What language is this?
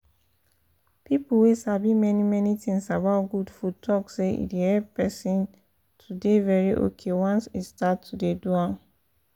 Nigerian Pidgin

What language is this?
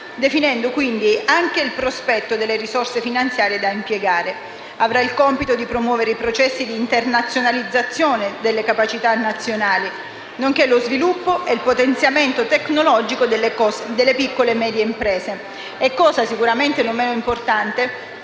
Italian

